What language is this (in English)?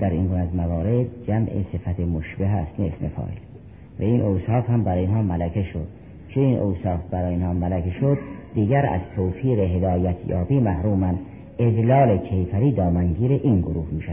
Persian